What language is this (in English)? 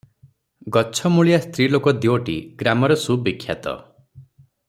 Odia